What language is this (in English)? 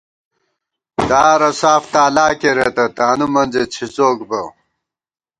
Gawar-Bati